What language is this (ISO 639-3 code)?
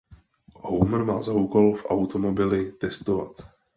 ces